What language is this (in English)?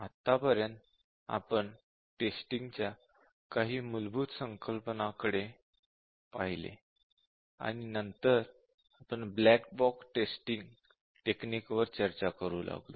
Marathi